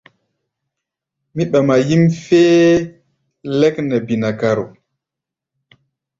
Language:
Gbaya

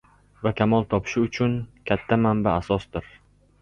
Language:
Uzbek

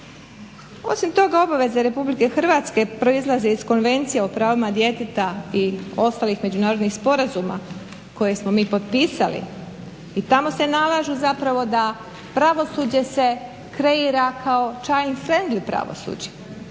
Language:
Croatian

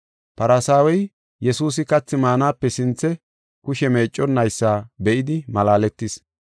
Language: Gofa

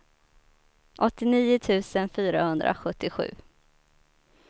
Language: Swedish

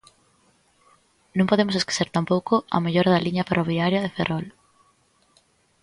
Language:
Galician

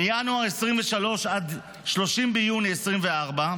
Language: Hebrew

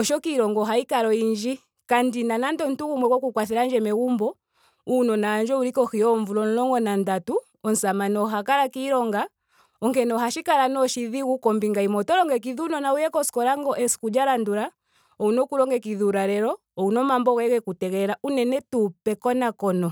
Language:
Ndonga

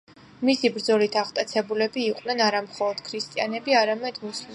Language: Georgian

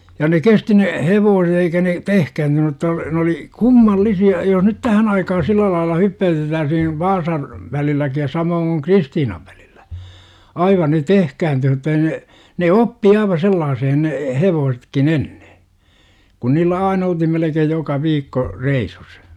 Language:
Finnish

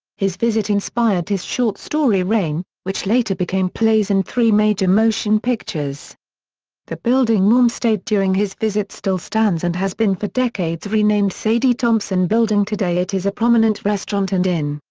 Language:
English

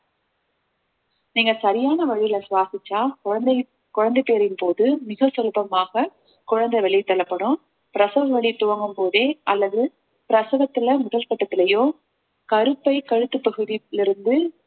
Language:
Tamil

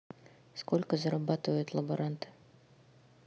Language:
Russian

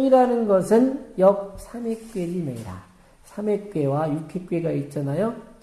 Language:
Korean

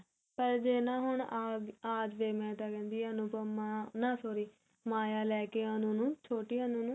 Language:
Punjabi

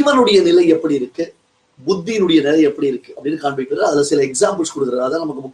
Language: Tamil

